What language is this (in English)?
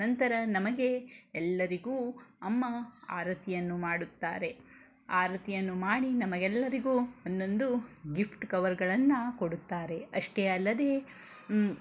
Kannada